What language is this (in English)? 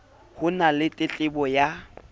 Southern Sotho